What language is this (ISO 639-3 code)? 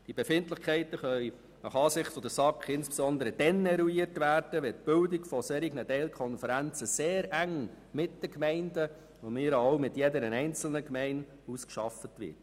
gsw